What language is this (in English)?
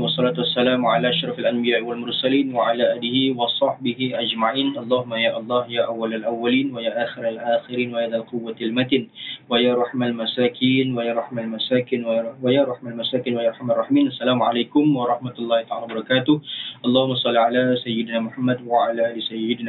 Malay